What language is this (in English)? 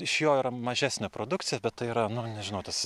Lithuanian